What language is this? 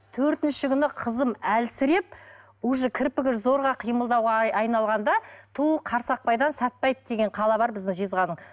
Kazakh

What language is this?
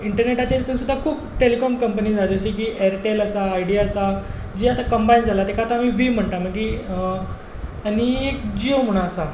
Konkani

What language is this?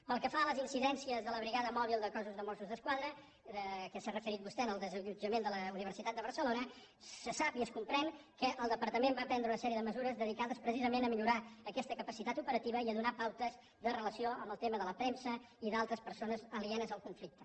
Catalan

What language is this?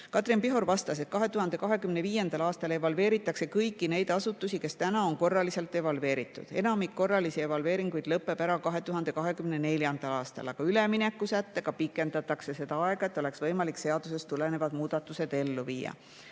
Estonian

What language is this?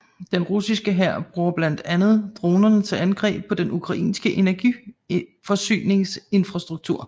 Danish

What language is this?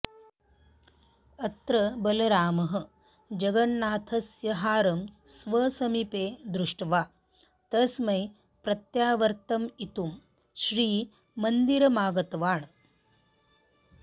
Sanskrit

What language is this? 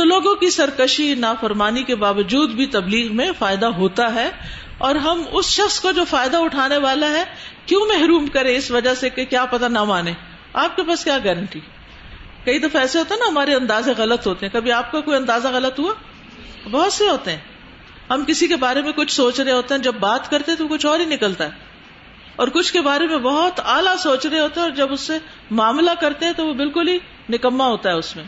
Urdu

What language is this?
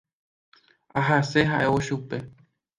Guarani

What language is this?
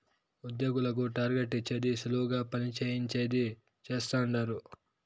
Telugu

